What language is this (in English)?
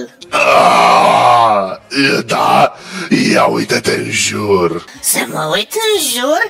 Romanian